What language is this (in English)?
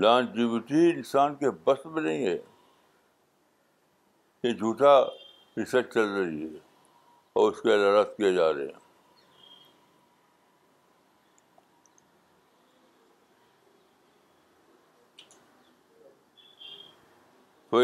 Urdu